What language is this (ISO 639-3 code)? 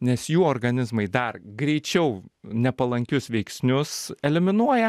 lit